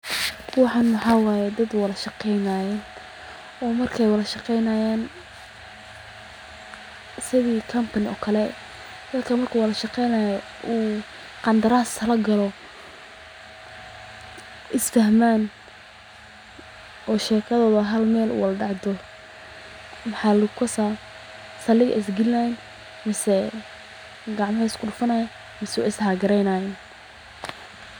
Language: Somali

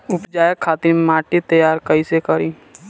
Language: Bhojpuri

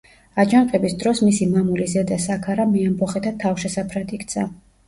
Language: Georgian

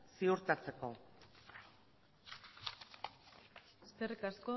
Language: Basque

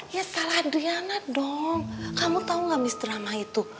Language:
Indonesian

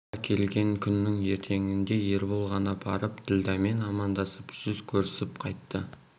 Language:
Kazakh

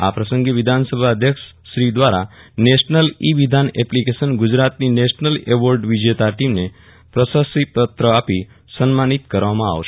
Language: Gujarati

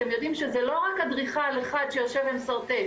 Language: Hebrew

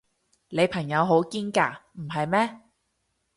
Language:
Cantonese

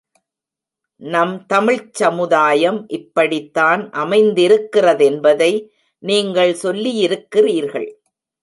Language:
Tamil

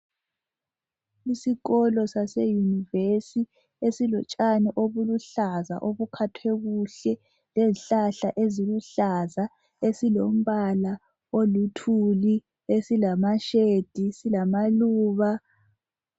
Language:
North Ndebele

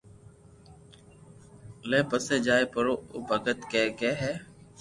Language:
Loarki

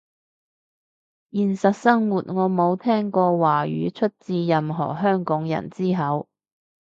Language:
Cantonese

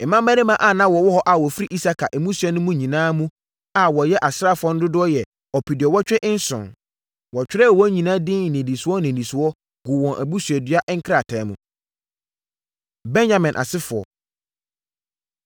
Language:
Akan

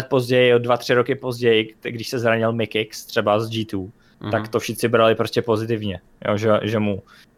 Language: Czech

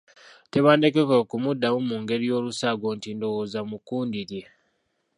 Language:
Ganda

